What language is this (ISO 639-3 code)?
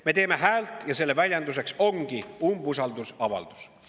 est